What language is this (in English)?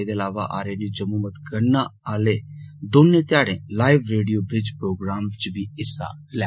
Dogri